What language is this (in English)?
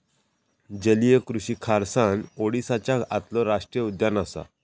Marathi